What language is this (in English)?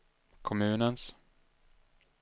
Swedish